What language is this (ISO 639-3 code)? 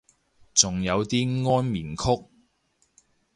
yue